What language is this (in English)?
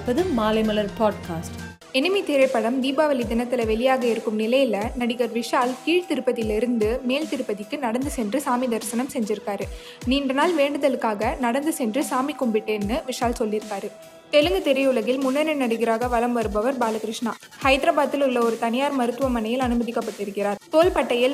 Tamil